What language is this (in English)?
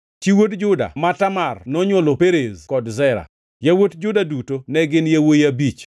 Luo (Kenya and Tanzania)